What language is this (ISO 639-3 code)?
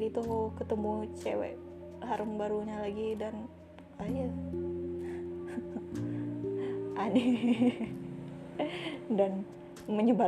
ind